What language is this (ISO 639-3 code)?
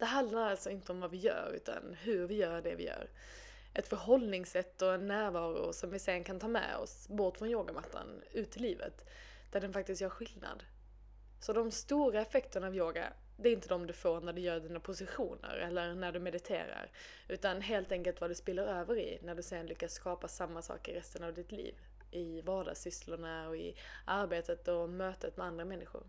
swe